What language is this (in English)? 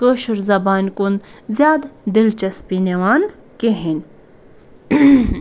Kashmiri